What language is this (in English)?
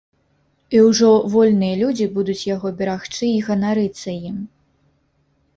Belarusian